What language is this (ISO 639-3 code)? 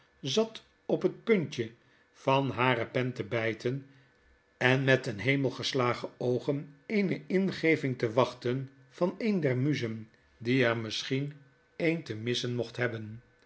nld